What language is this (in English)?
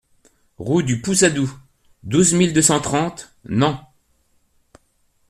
French